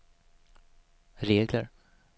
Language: Swedish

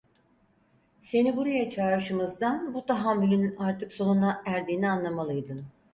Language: Turkish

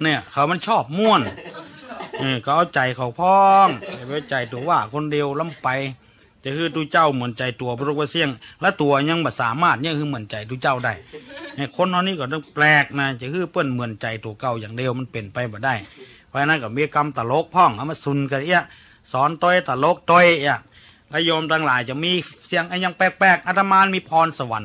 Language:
Thai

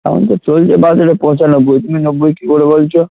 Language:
Bangla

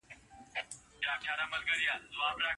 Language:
Pashto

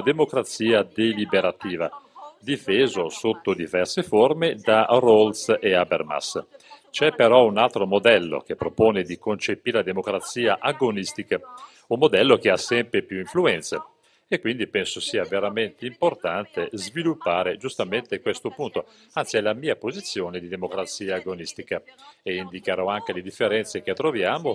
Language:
Italian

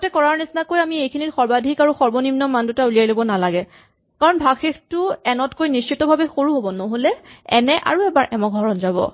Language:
Assamese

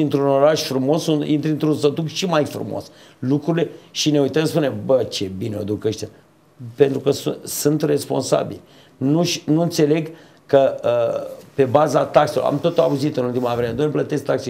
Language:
Romanian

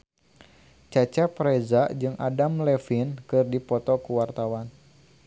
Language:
Sundanese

